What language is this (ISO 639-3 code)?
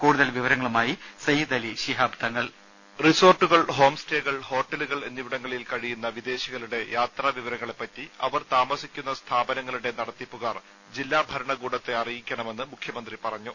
mal